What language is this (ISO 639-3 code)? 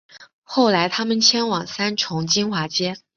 zho